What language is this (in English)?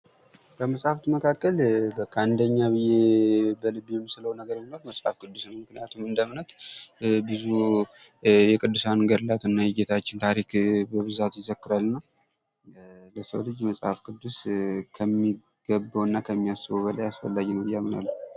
Amharic